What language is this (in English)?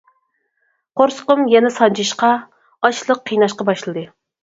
Uyghur